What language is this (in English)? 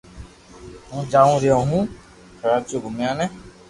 Loarki